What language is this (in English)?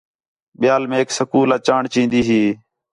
Khetrani